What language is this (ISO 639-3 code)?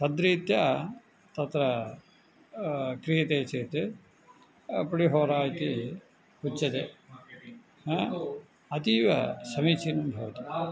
san